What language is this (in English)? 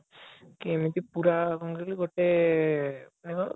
Odia